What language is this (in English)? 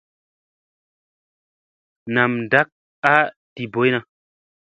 Musey